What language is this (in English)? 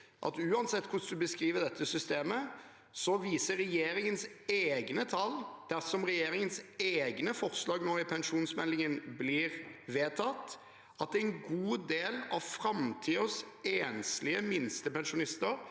Norwegian